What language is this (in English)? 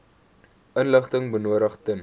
Afrikaans